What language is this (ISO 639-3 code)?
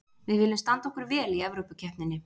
isl